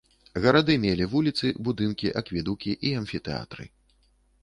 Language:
Belarusian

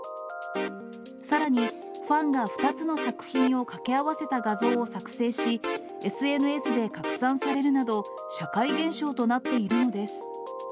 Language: Japanese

